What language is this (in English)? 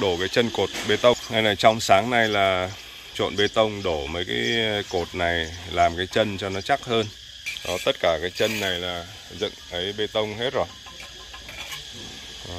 Vietnamese